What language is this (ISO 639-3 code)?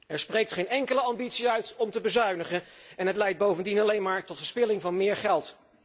nld